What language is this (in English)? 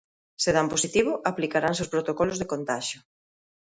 Galician